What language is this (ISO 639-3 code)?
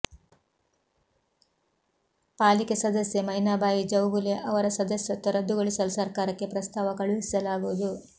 kan